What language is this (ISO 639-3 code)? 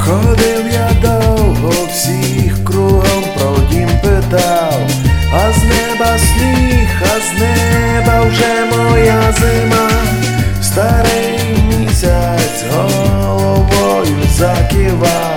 ukr